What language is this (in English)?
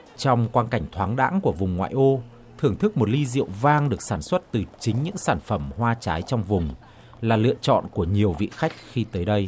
Vietnamese